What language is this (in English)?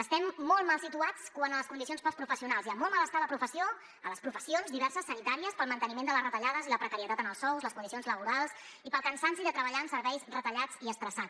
Catalan